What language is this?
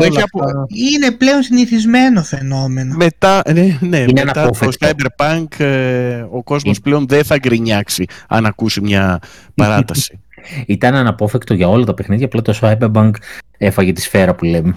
Greek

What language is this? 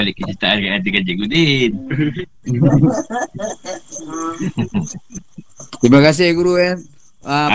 Malay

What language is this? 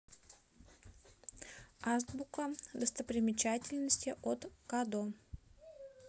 Russian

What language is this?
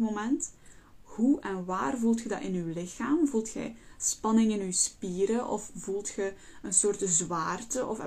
Dutch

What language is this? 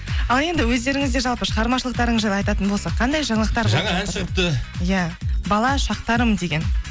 Kazakh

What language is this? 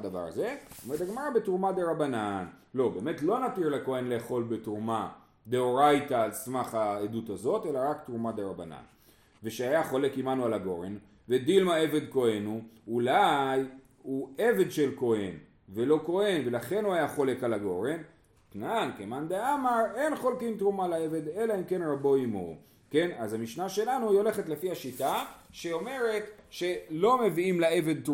Hebrew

